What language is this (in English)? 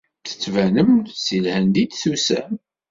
Kabyle